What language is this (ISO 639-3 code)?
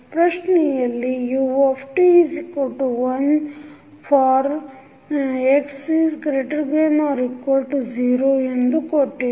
kan